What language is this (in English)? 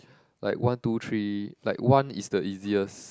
English